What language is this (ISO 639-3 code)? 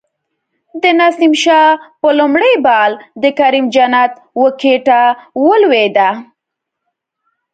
pus